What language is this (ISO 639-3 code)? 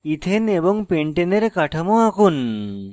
ben